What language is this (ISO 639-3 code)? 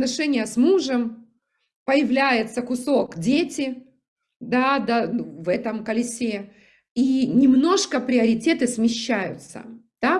rus